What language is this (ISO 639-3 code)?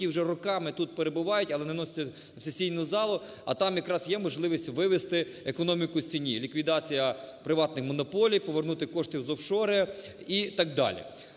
ukr